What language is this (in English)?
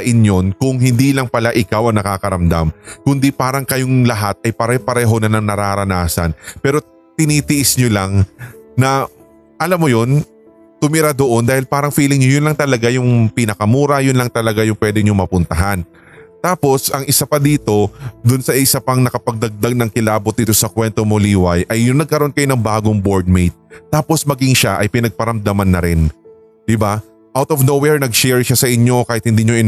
Filipino